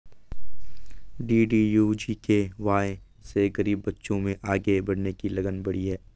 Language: Hindi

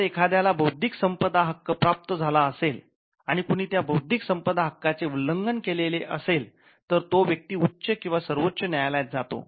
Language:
Marathi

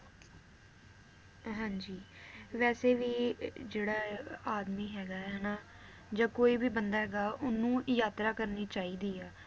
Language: Punjabi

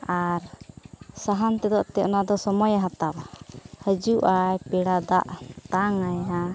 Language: Santali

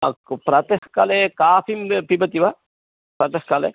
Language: Sanskrit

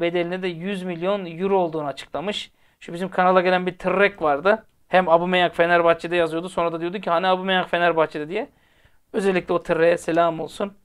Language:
Turkish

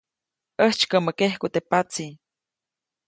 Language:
Copainalá Zoque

